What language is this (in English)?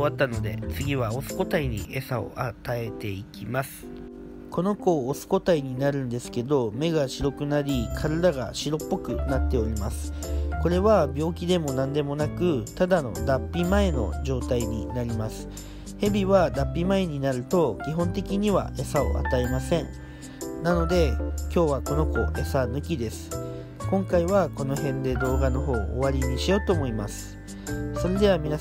Japanese